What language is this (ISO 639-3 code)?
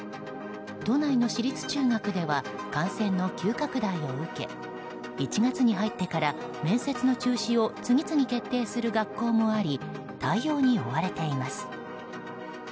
jpn